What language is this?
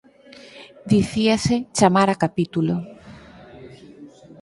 Galician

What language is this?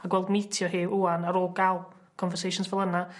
Welsh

